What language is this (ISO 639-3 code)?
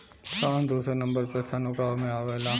bho